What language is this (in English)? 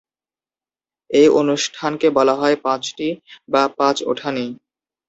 Bangla